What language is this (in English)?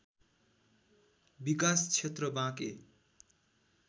Nepali